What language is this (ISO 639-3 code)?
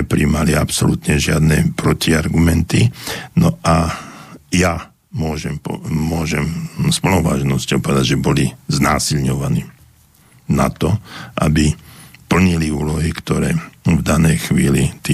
slk